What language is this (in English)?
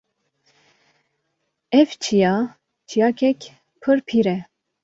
Kurdish